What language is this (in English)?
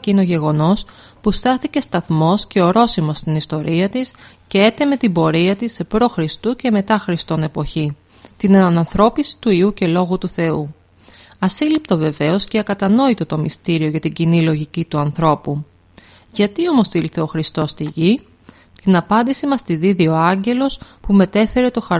Greek